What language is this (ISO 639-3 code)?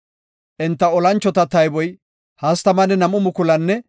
gof